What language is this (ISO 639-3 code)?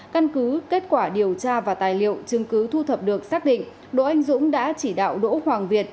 vie